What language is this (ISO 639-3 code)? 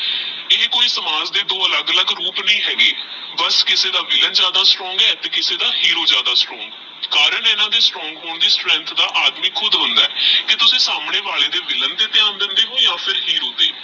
pan